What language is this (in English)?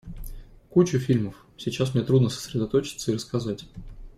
Russian